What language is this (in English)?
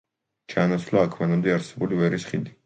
Georgian